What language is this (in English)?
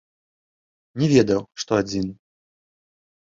Belarusian